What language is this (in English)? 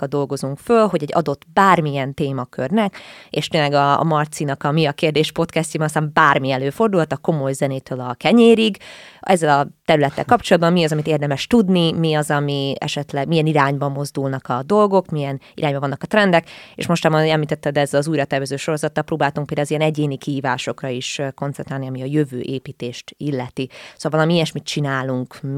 Hungarian